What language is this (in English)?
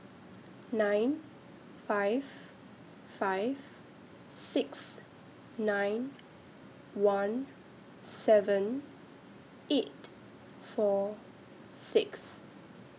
English